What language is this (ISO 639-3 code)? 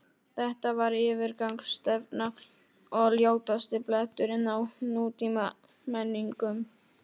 isl